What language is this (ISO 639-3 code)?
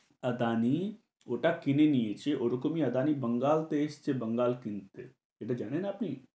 ben